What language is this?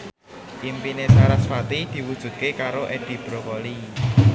Javanese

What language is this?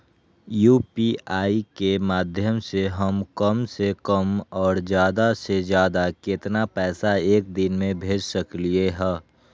Magahi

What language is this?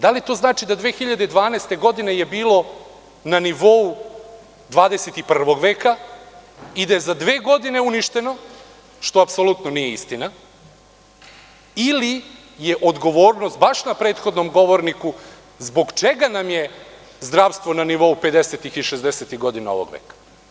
Serbian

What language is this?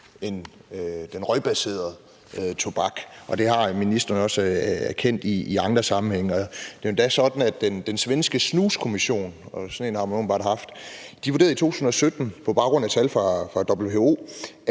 Danish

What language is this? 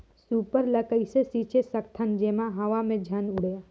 Chhattisgarhi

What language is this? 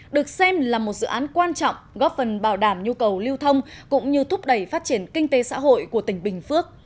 Vietnamese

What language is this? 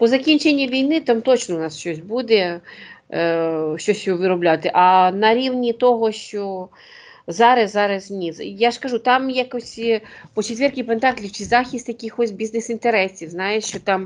Ukrainian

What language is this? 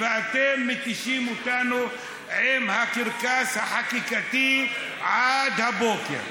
Hebrew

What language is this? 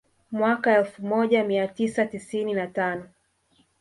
Swahili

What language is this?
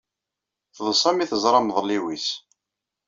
Kabyle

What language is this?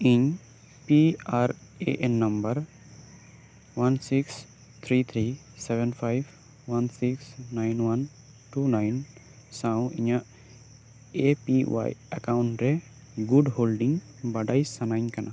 Santali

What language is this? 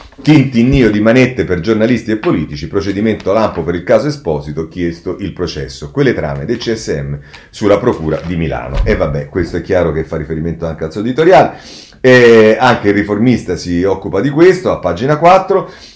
Italian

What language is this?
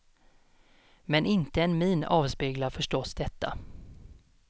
Swedish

